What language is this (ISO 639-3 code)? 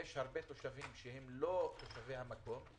heb